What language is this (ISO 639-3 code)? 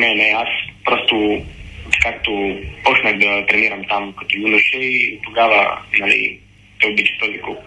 bul